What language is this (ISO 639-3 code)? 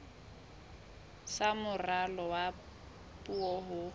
sot